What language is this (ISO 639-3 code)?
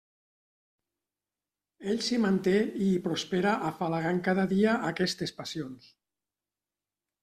cat